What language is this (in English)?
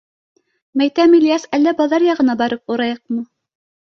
Bashkir